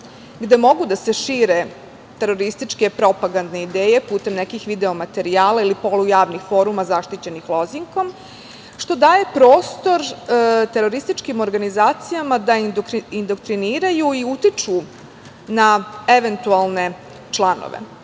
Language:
Serbian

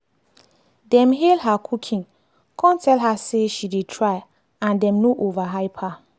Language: Nigerian Pidgin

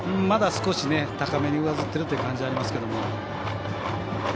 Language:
Japanese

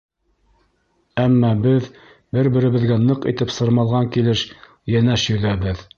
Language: Bashkir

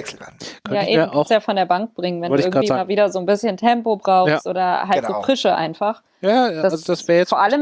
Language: German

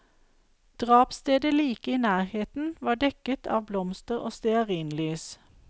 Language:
Norwegian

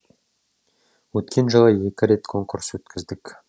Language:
Kazakh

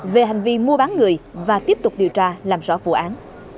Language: Vietnamese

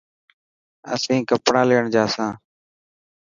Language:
Dhatki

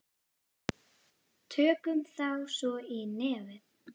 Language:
Icelandic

